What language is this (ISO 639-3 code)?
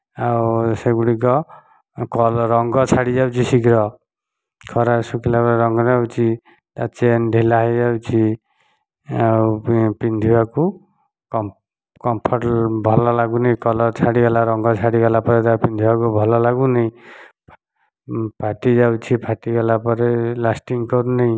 ori